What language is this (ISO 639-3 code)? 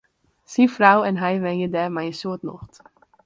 fry